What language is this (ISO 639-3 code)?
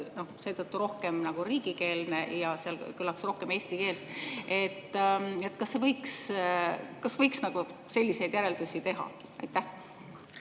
est